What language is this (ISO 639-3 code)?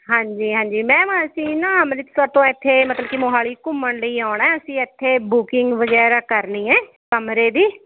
pan